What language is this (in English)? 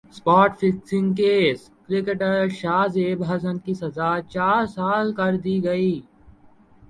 Urdu